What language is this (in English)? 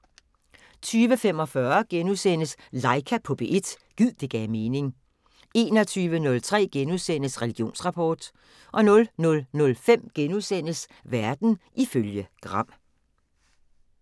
Danish